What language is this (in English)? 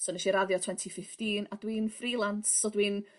Welsh